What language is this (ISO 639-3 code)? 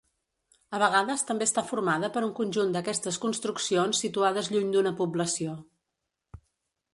cat